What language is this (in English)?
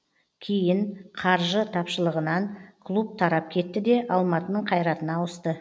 Kazakh